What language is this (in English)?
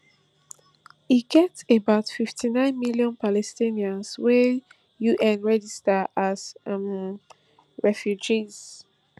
Nigerian Pidgin